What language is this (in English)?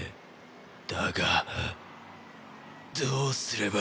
Japanese